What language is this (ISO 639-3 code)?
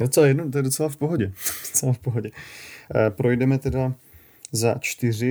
ces